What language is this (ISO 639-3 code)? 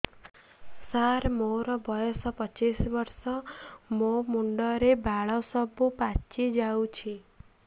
ori